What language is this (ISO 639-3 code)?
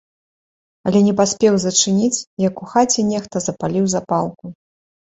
bel